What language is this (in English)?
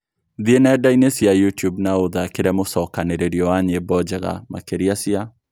Kikuyu